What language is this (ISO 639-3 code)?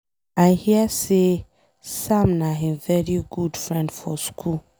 pcm